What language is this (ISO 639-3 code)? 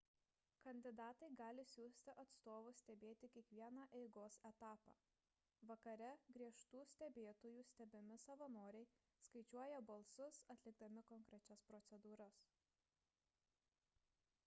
lit